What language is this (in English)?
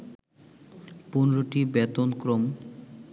Bangla